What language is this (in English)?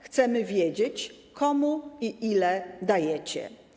Polish